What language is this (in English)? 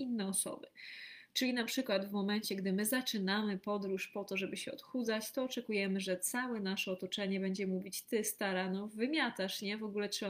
Polish